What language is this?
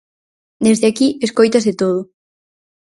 Galician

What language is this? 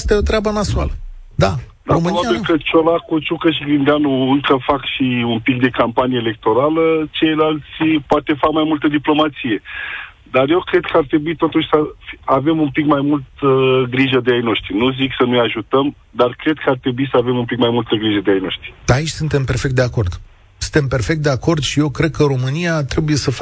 Romanian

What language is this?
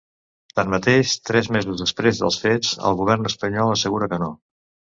Catalan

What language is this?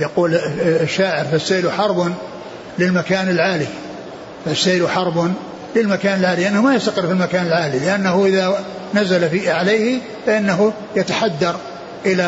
Arabic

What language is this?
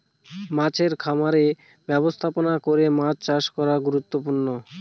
Bangla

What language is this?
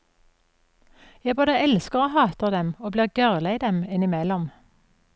Norwegian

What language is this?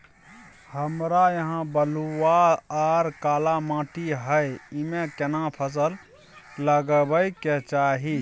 Maithili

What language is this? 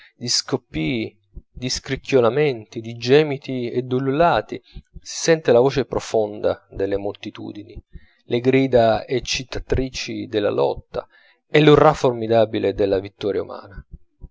Italian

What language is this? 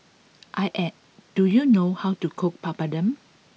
English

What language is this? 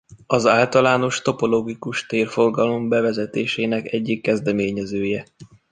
Hungarian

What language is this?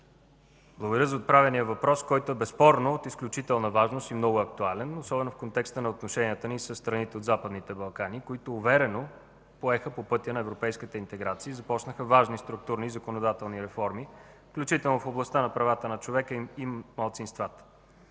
Bulgarian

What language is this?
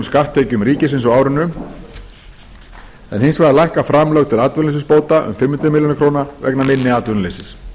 Icelandic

